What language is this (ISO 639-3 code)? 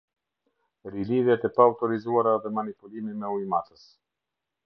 sqi